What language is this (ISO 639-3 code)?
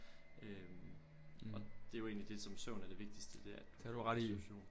dan